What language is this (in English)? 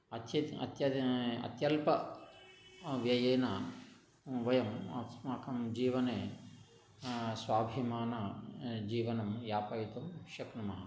Sanskrit